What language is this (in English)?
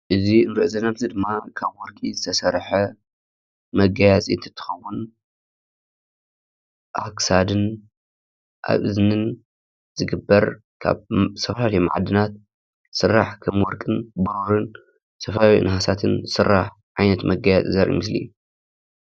Tigrinya